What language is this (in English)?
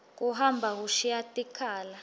Swati